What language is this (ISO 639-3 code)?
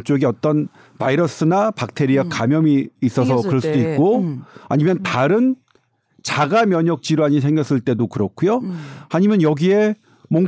kor